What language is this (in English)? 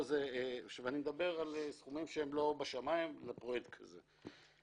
Hebrew